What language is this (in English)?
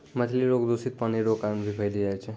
Maithili